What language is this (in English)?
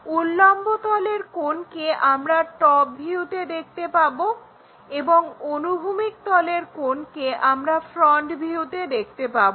Bangla